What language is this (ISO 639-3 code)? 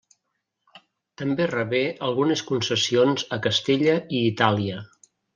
cat